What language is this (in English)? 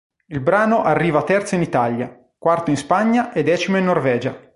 Italian